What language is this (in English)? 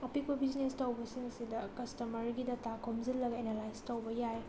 Manipuri